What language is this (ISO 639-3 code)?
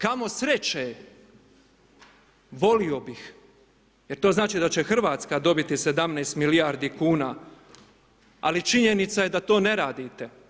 hrv